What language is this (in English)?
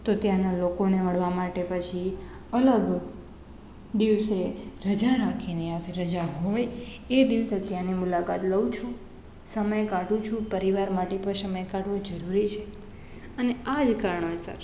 Gujarati